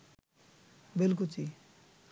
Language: Bangla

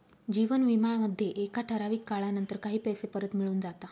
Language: Marathi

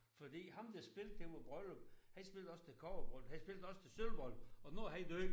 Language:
Danish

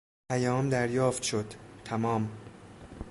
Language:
Persian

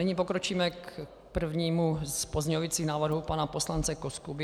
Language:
Czech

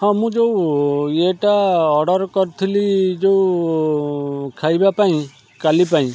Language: Odia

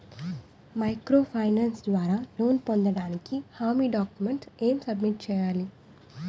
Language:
Telugu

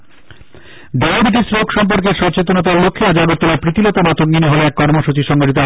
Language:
Bangla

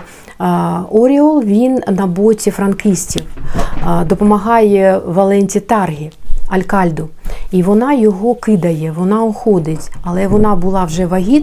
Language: Ukrainian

